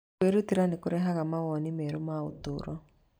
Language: Kikuyu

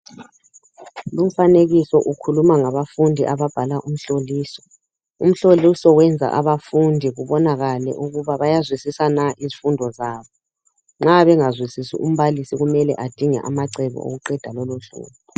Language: North Ndebele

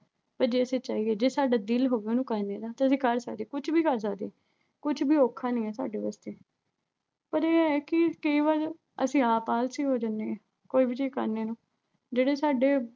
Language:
Punjabi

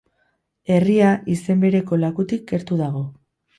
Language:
Basque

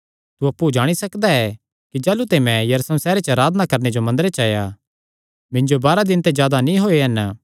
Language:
Kangri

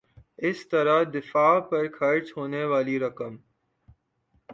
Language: Urdu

